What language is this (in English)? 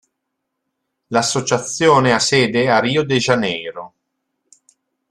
Italian